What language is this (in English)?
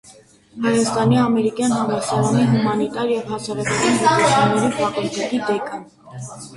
Armenian